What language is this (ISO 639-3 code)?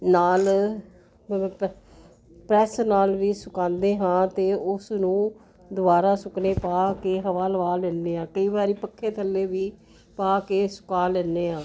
pan